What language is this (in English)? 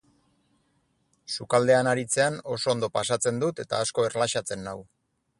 Basque